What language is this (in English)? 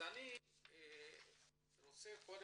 Hebrew